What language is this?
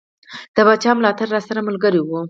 Pashto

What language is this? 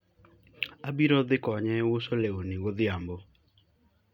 Luo (Kenya and Tanzania)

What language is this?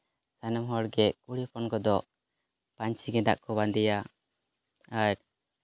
Santali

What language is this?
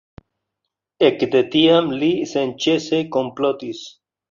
Esperanto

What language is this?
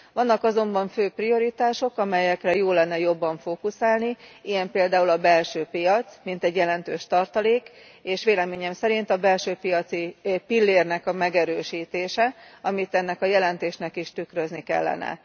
Hungarian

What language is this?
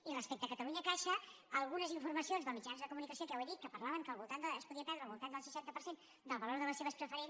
Catalan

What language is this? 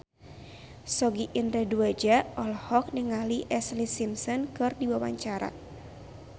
Sundanese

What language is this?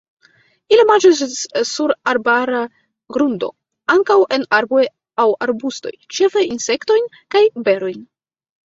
Esperanto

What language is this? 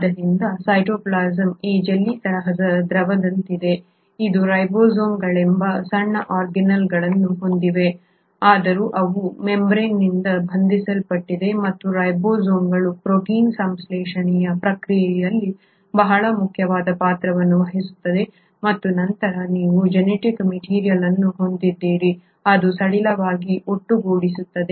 Kannada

